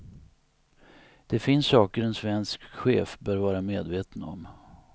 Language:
Swedish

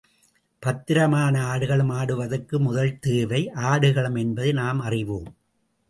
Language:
Tamil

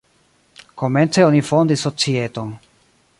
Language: Esperanto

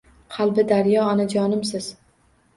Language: Uzbek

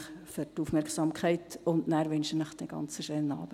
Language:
Swiss German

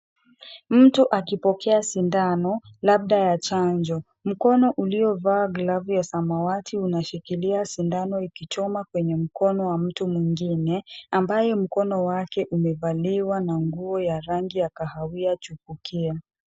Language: Swahili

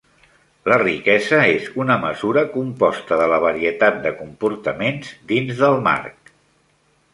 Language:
Catalan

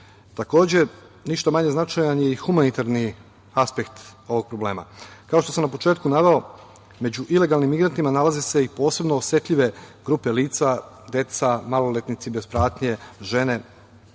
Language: Serbian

